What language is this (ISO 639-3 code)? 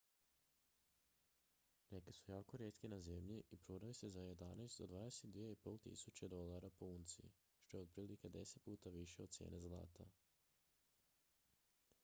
hrv